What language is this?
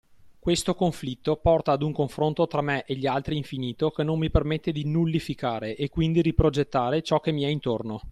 Italian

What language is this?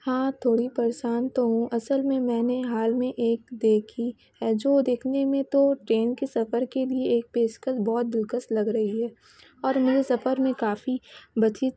Urdu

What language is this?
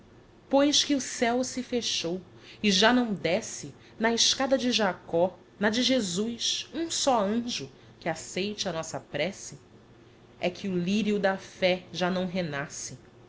Portuguese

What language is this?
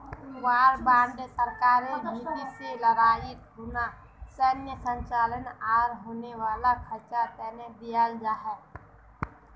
Magahi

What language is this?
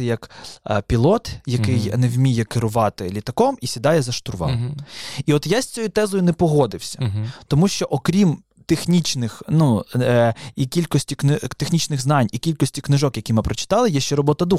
Ukrainian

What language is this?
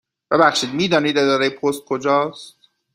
Persian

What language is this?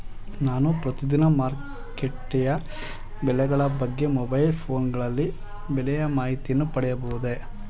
Kannada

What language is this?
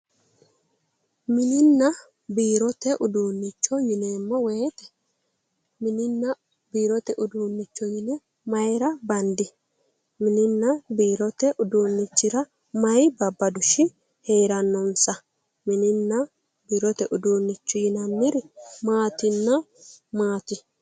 Sidamo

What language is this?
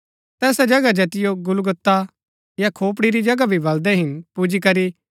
Gaddi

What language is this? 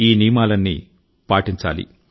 Telugu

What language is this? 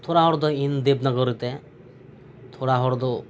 Santali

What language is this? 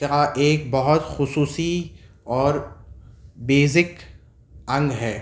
Urdu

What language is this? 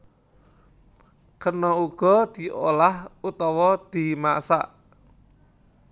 Javanese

